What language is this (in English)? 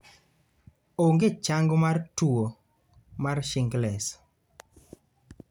Luo (Kenya and Tanzania)